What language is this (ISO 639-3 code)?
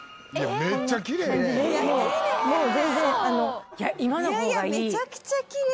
jpn